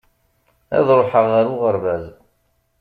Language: Kabyle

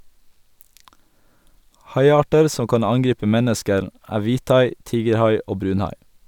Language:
Norwegian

